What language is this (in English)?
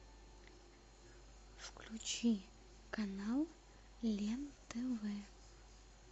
Russian